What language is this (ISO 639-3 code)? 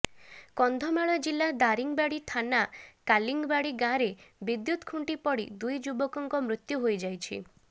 ori